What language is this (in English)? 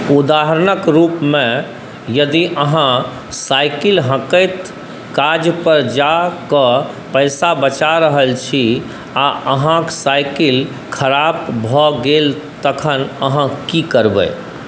Maithili